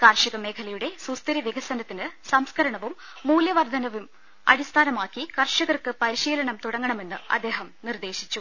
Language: Malayalam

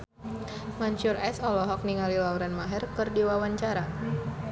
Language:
Sundanese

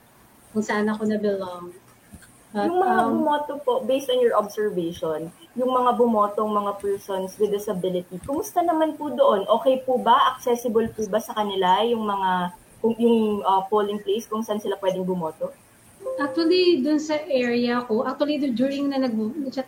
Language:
Filipino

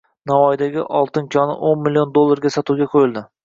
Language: Uzbek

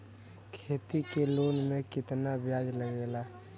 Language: Bhojpuri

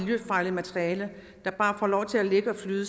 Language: Danish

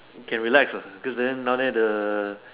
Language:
English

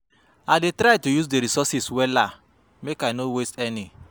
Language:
Nigerian Pidgin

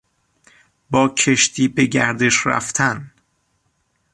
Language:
Persian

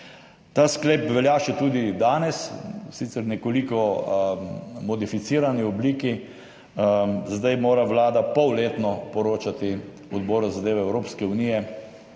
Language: Slovenian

